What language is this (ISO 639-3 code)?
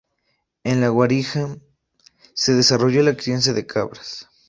spa